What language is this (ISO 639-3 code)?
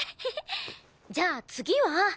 jpn